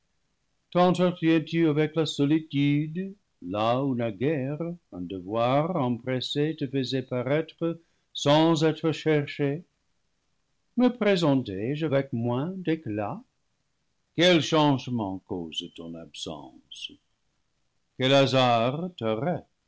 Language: French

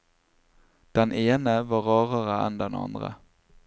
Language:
Norwegian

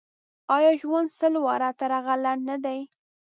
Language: Pashto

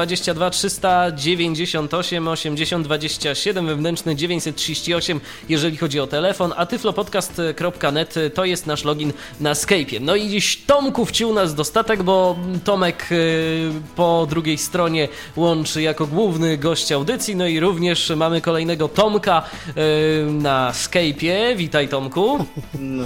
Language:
Polish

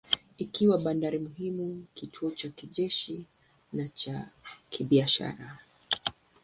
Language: Swahili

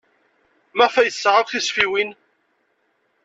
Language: Kabyle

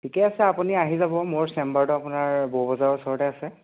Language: Assamese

